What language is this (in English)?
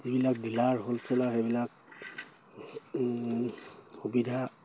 Assamese